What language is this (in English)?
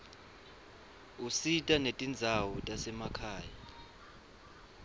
Swati